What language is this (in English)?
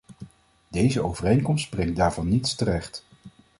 Dutch